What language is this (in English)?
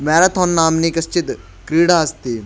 Sanskrit